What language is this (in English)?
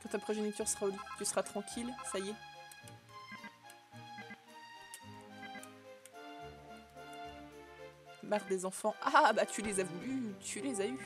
French